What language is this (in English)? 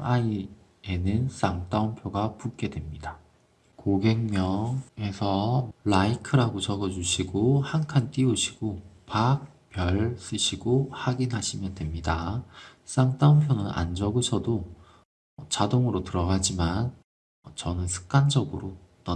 Korean